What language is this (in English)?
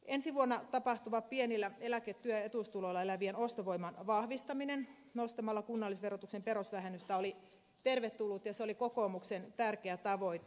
Finnish